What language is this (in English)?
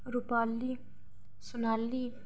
Dogri